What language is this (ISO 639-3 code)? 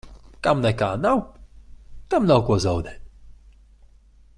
lav